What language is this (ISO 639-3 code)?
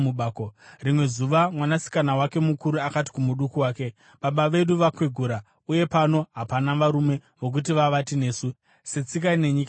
sna